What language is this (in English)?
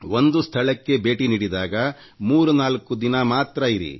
Kannada